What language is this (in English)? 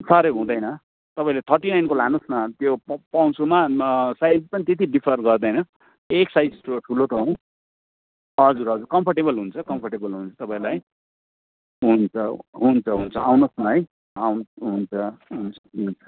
Nepali